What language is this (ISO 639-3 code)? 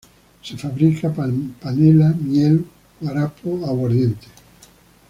spa